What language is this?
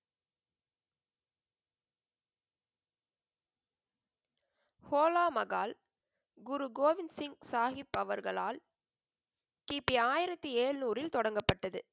Tamil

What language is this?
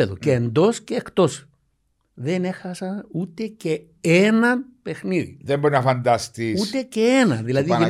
Greek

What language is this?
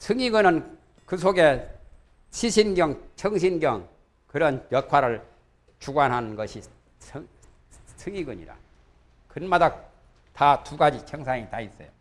Korean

